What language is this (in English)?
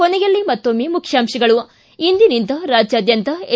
Kannada